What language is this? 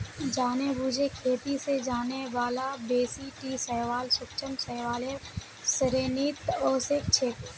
Magahi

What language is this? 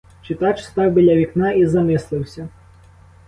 Ukrainian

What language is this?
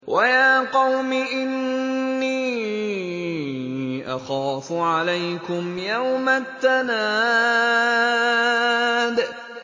Arabic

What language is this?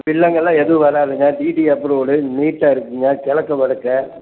Tamil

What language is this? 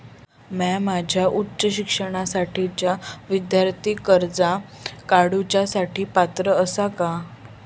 Marathi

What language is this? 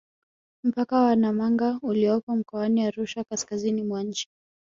Swahili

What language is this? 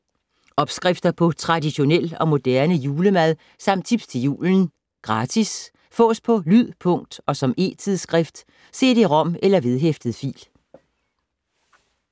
Danish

